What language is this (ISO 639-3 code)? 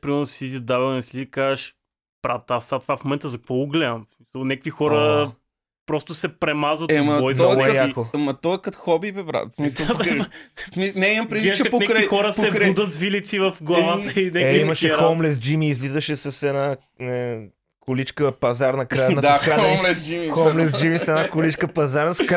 bul